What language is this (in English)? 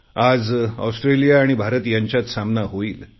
Marathi